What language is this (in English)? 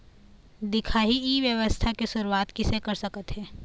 Chhattisgarhi